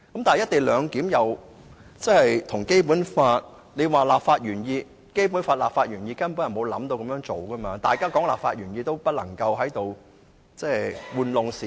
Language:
Cantonese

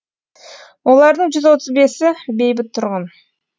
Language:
Kazakh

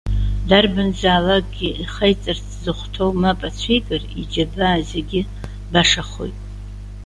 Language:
Abkhazian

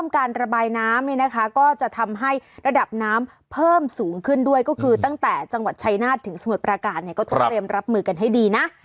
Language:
Thai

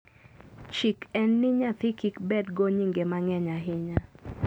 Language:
Luo (Kenya and Tanzania)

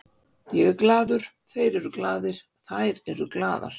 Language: Icelandic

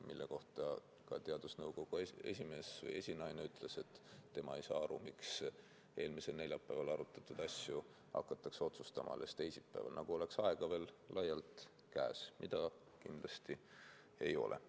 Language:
Estonian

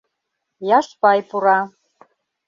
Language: Mari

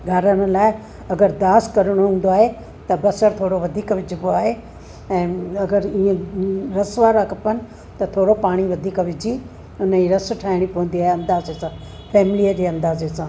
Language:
Sindhi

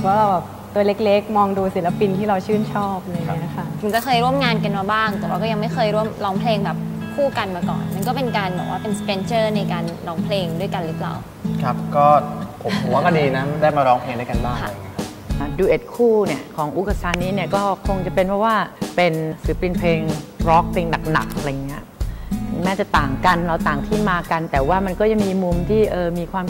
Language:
Thai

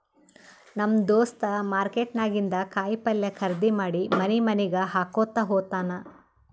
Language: Kannada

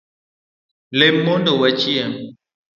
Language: Luo (Kenya and Tanzania)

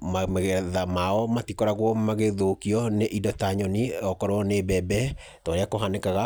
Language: Kikuyu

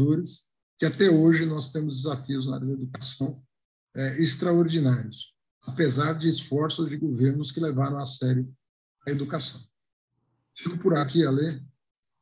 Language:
Portuguese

